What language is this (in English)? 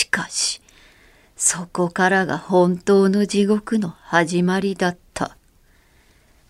Japanese